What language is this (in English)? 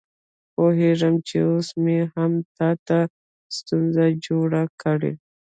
Pashto